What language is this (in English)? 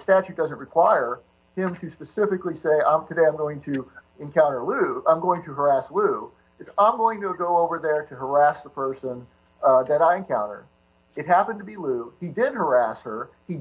English